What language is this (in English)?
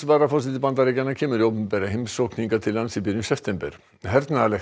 Icelandic